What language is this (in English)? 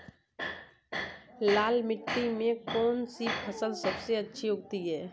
Hindi